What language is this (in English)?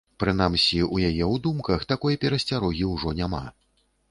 Belarusian